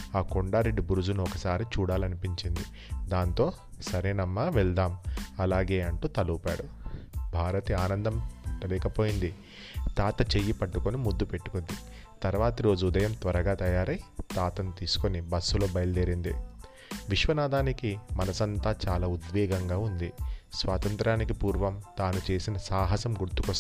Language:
Telugu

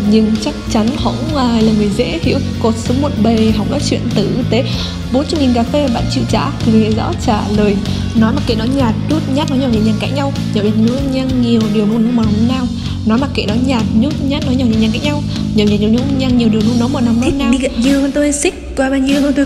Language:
Vietnamese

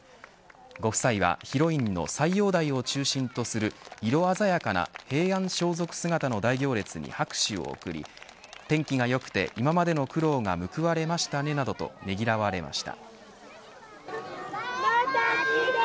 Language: Japanese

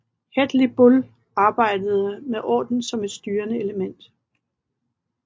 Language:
Danish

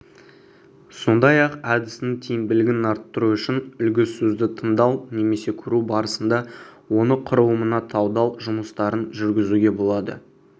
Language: Kazakh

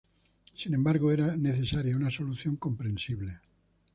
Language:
Spanish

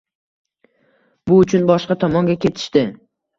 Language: Uzbek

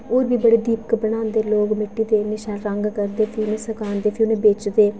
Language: Dogri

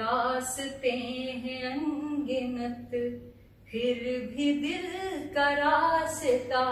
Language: Hindi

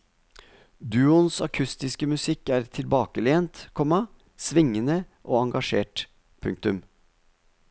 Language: Norwegian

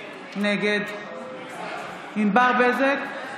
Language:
Hebrew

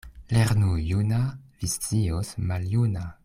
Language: Esperanto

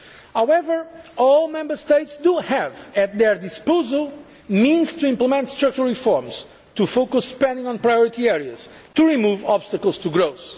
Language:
English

